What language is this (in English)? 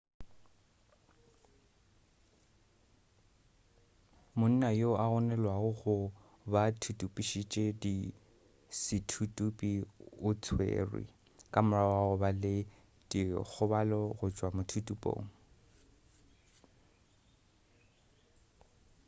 Northern Sotho